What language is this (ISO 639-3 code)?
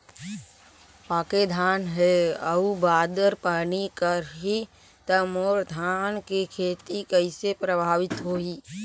hne